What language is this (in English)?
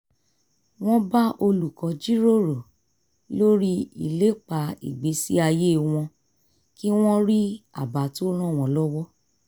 Yoruba